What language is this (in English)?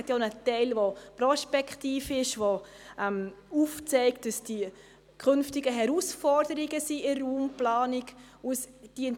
Swiss German